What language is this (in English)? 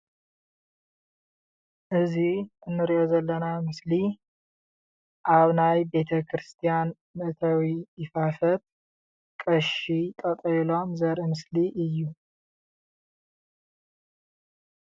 Tigrinya